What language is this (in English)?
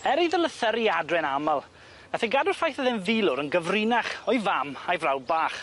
Welsh